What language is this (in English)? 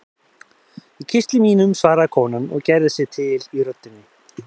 Icelandic